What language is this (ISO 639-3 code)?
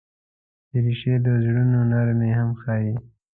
pus